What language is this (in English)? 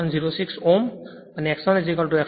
Gujarati